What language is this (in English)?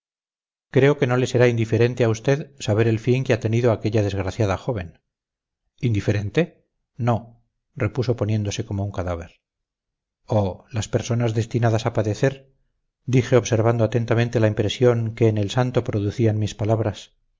Spanish